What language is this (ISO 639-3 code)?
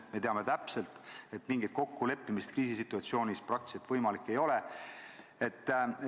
est